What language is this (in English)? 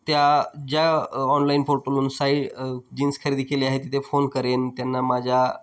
Marathi